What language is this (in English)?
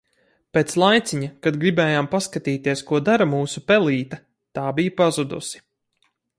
Latvian